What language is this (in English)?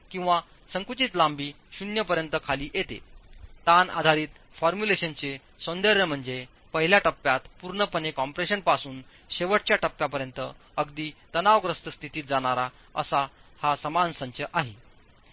Marathi